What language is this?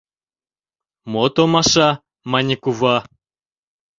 Mari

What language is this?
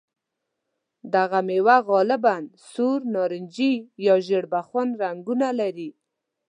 Pashto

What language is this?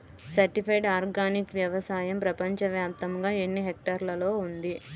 Telugu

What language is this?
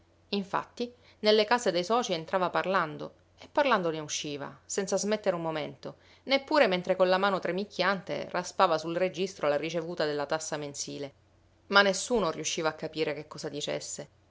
Italian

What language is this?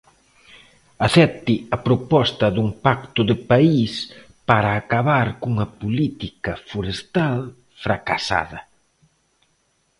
Galician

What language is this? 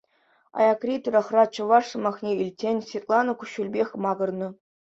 Chuvash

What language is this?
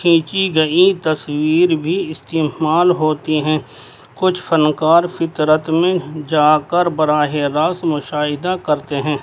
Urdu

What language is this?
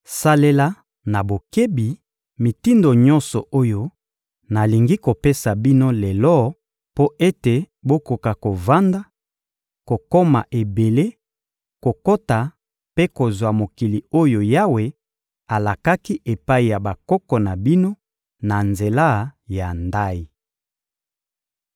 Lingala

